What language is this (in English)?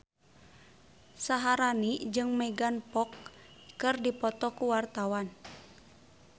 Sundanese